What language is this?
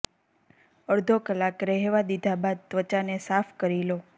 Gujarati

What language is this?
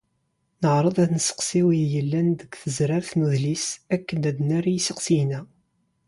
Kabyle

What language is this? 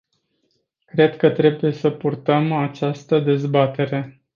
Romanian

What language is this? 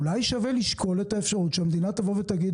Hebrew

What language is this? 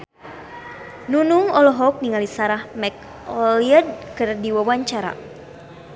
Sundanese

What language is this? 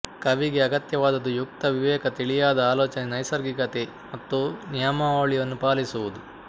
Kannada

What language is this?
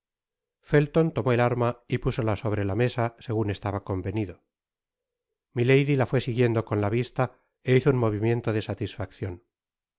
Spanish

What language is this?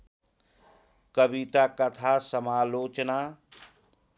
Nepali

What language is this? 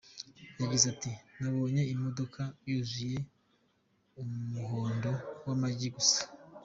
Kinyarwanda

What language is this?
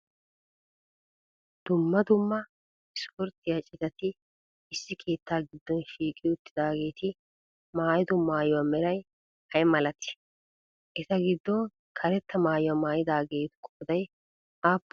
Wolaytta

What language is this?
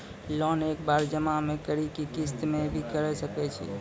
Maithili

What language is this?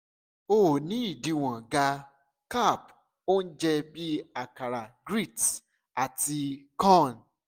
Yoruba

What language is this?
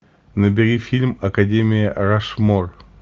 Russian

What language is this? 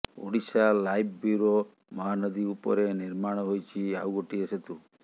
Odia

